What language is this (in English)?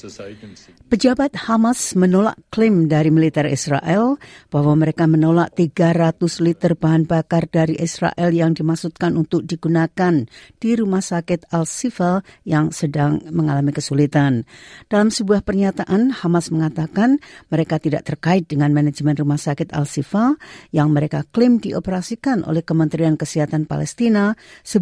Indonesian